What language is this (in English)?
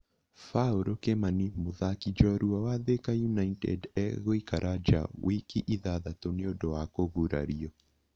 Kikuyu